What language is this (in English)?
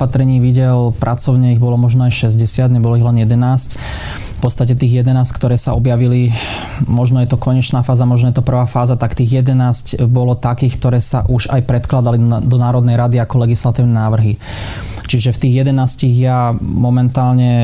Slovak